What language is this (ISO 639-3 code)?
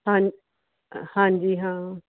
pan